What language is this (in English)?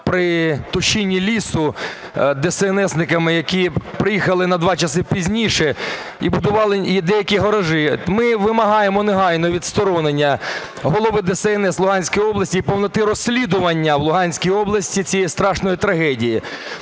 Ukrainian